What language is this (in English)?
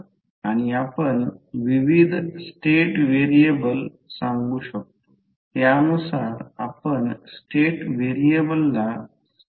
Marathi